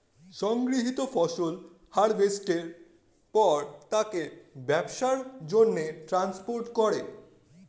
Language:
Bangla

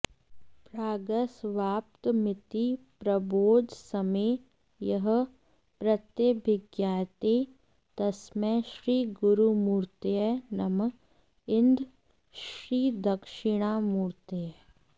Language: Sanskrit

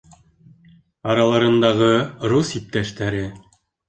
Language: Bashkir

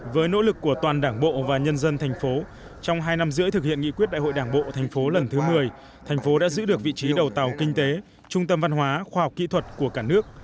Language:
Vietnamese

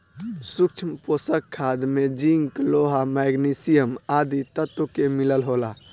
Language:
Bhojpuri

